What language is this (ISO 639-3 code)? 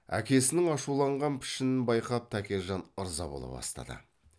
kaz